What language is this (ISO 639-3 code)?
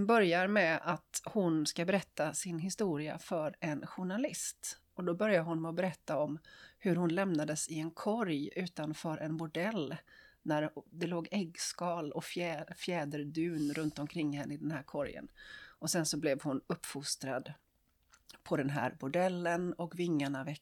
swe